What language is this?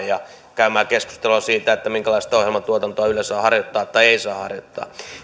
Finnish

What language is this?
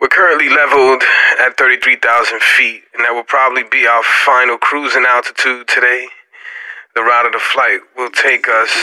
English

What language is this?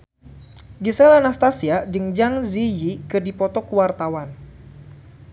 Sundanese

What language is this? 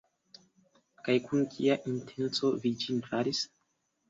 Esperanto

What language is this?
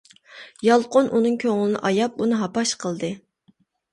Uyghur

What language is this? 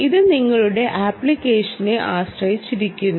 Malayalam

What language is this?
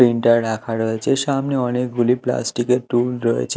Bangla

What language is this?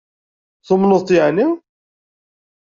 Kabyle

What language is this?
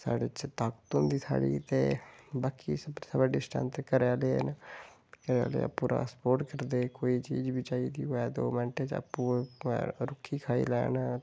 Dogri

